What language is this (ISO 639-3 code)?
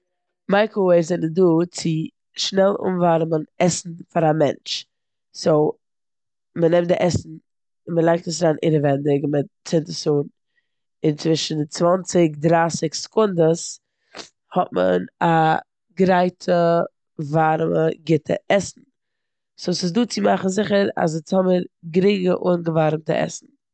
yid